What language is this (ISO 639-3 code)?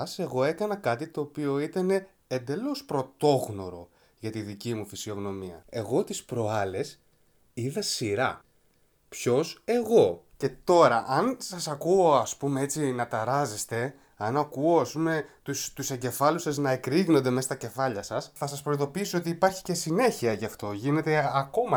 ell